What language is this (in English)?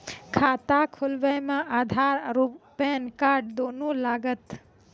Maithili